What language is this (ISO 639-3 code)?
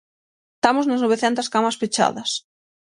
glg